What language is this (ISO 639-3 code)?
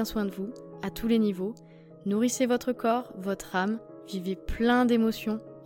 fra